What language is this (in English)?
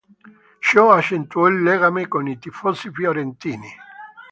Italian